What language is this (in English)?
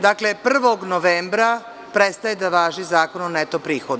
Serbian